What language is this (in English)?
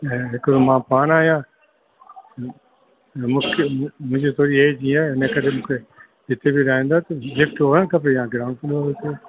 Sindhi